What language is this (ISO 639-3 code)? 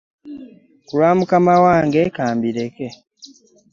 lug